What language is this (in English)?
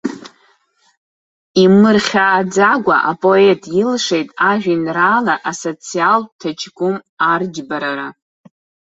Abkhazian